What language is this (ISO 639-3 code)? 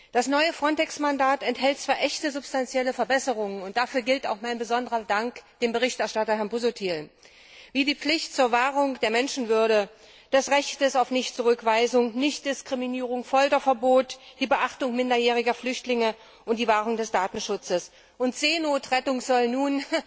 deu